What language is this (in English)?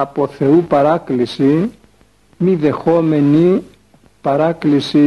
Greek